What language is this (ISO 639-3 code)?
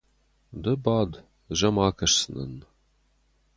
oss